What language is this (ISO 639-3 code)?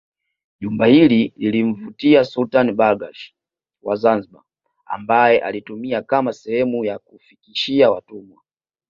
swa